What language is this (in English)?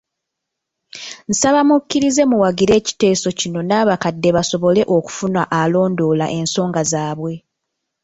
Ganda